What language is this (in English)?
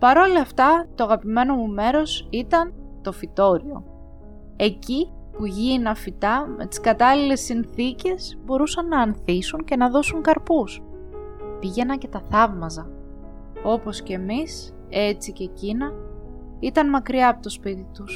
Greek